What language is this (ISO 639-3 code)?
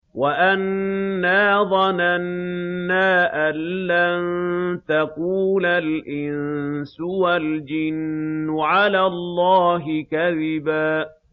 ara